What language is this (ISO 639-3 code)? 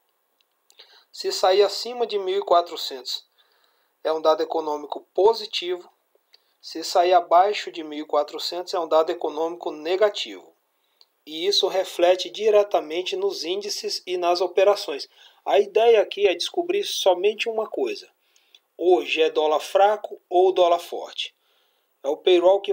por